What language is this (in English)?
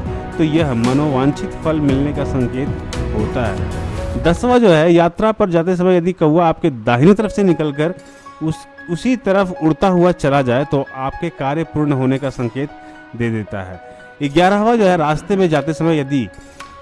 Hindi